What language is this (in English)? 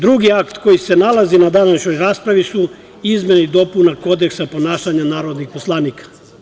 Serbian